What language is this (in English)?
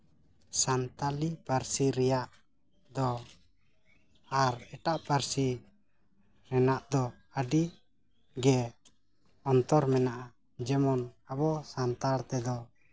Santali